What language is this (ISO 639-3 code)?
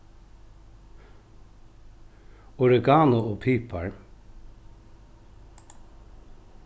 fao